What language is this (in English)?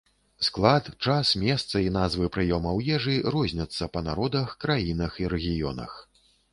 Belarusian